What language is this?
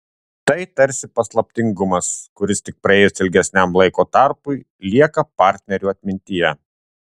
Lithuanian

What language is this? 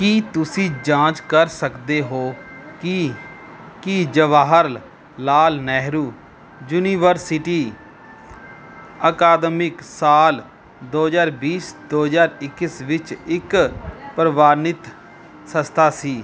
Punjabi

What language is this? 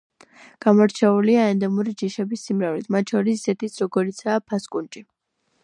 Georgian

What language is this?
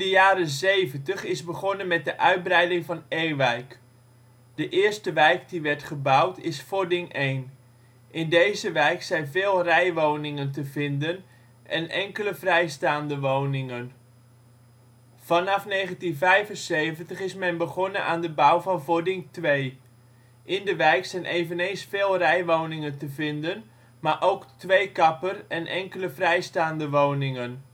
Dutch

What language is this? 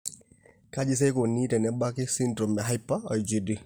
Masai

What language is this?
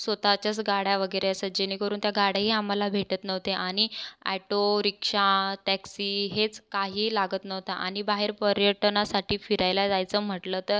Marathi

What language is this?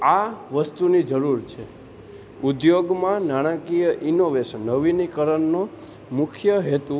Gujarati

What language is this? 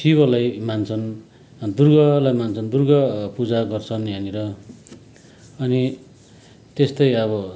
Nepali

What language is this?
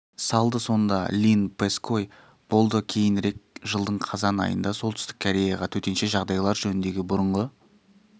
Kazakh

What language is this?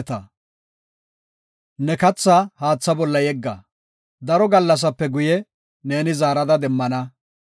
Gofa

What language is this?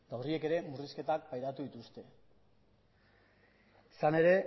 Basque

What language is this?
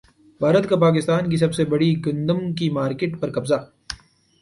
Urdu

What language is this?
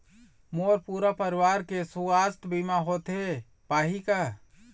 Chhattisgarhi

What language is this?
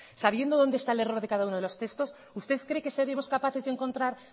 Spanish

